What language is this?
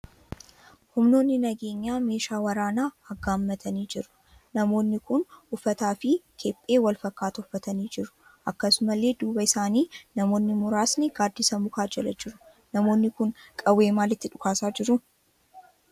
Oromo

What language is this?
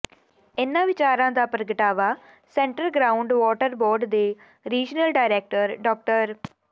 Punjabi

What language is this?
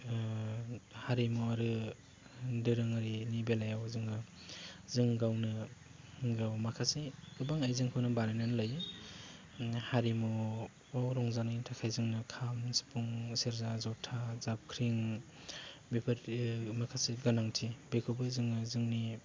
Bodo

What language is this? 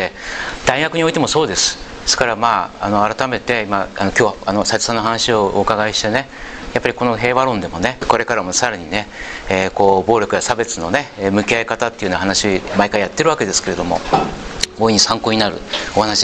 Japanese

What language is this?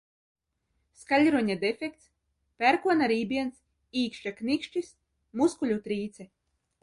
Latvian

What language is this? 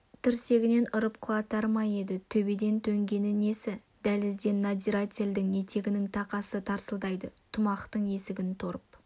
Kazakh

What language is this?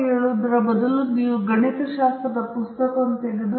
Kannada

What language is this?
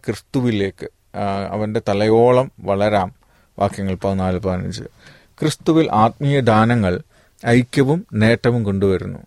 Malayalam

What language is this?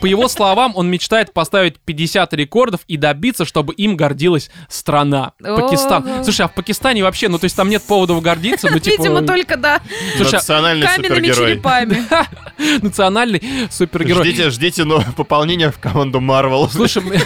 Russian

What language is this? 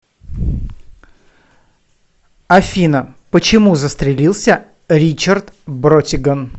Russian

